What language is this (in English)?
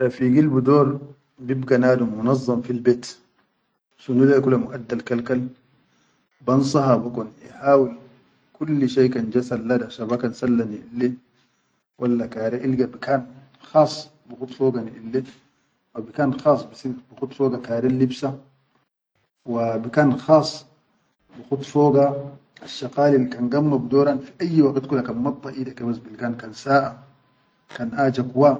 Chadian Arabic